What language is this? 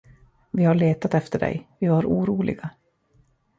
Swedish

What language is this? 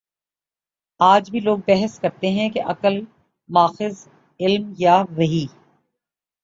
Urdu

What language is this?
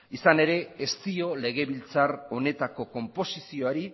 Basque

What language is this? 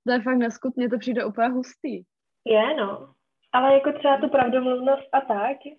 Czech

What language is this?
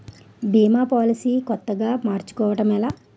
Telugu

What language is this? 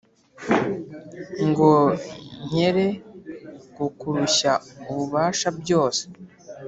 Kinyarwanda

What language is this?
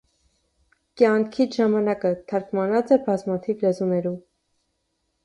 Armenian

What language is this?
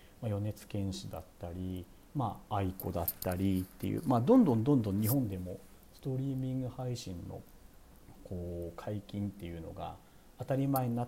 Japanese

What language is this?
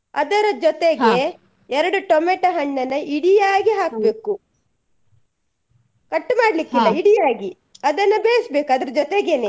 Kannada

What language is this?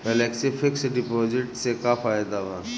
Bhojpuri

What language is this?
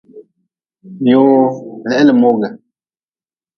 Nawdm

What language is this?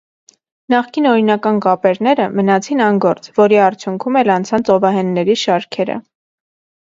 Armenian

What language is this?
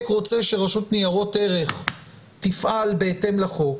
Hebrew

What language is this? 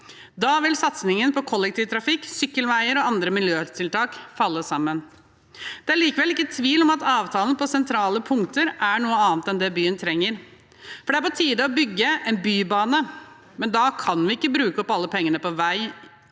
Norwegian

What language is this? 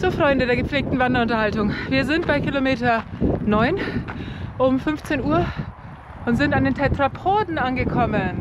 German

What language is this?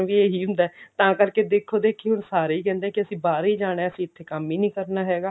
Punjabi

